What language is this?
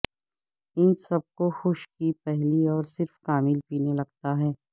Urdu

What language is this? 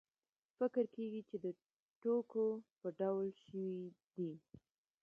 Pashto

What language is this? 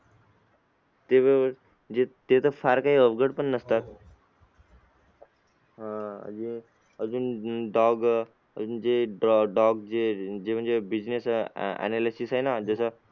Marathi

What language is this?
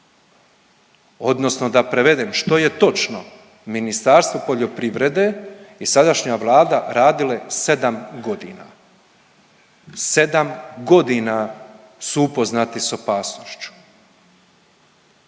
Croatian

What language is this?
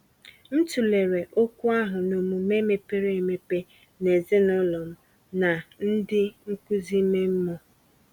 Igbo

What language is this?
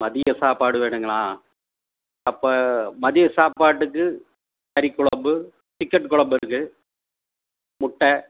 Tamil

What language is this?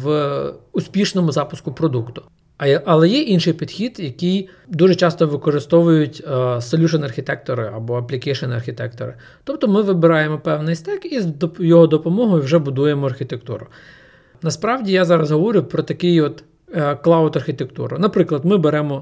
Ukrainian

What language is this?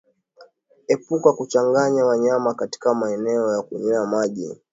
Swahili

